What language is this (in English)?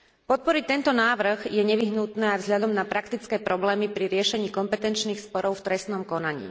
Slovak